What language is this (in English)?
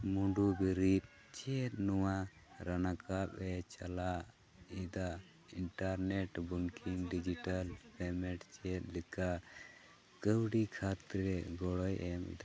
Santali